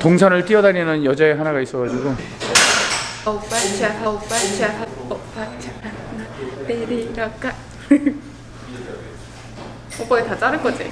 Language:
Korean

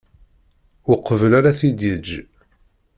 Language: Kabyle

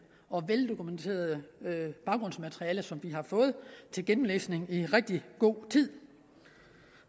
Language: Danish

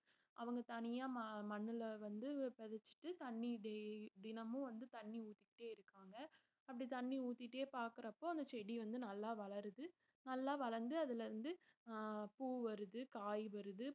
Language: Tamil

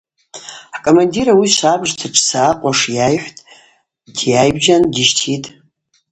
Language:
Abaza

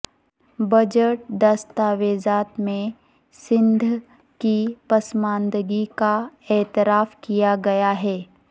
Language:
Urdu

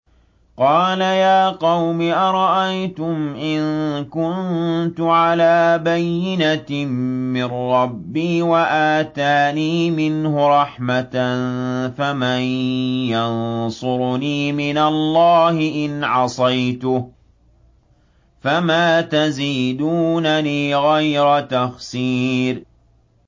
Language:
Arabic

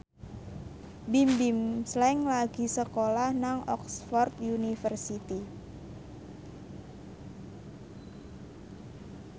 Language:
Javanese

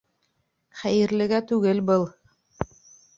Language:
Bashkir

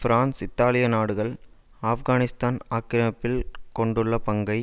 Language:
Tamil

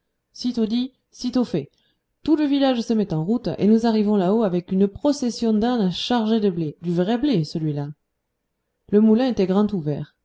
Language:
French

